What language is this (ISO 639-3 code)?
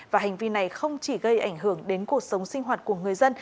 vie